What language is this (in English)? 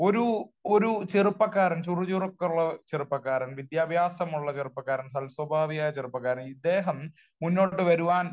Malayalam